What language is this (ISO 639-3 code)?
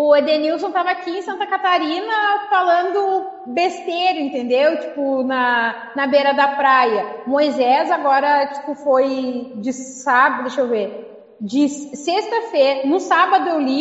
por